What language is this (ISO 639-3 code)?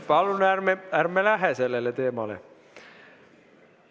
est